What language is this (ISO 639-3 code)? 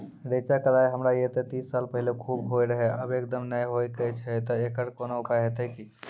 mai